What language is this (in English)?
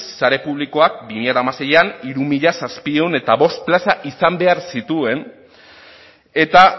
Basque